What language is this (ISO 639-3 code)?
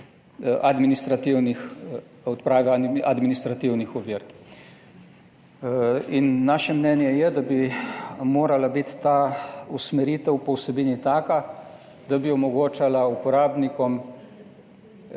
slv